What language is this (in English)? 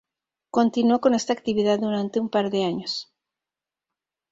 Spanish